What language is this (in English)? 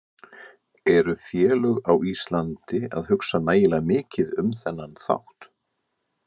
Icelandic